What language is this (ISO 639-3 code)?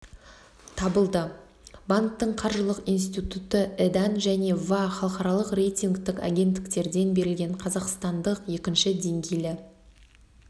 kaz